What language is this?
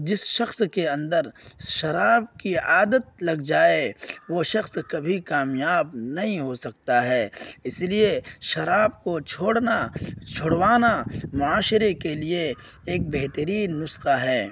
Urdu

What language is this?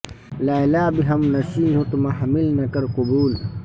Urdu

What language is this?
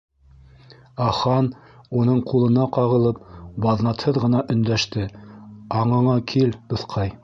Bashkir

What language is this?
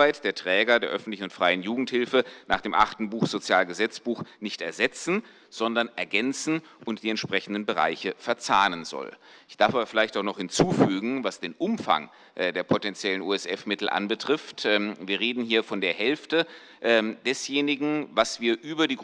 German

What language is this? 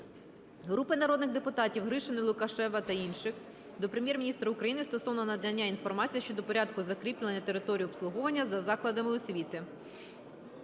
Ukrainian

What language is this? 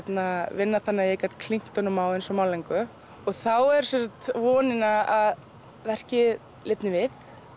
Icelandic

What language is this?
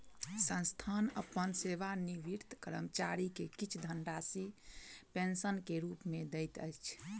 Maithili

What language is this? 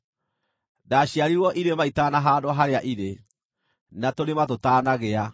Kikuyu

